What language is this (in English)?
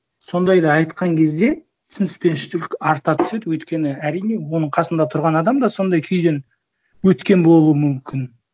Kazakh